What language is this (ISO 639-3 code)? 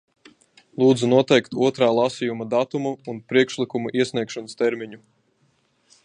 lav